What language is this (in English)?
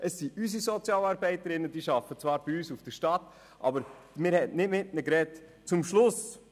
Swiss German